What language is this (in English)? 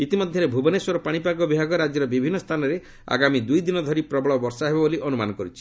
Odia